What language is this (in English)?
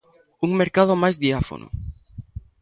Galician